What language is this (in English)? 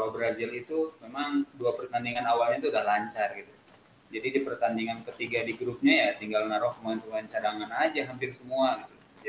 Indonesian